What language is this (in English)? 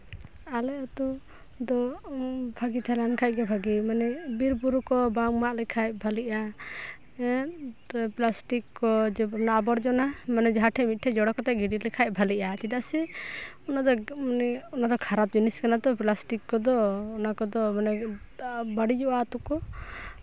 Santali